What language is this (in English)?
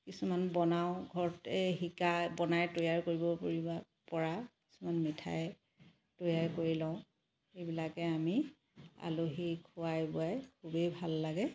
Assamese